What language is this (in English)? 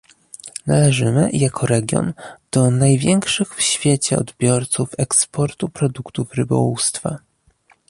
Polish